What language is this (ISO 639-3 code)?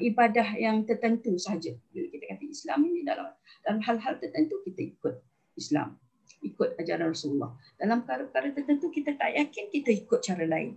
msa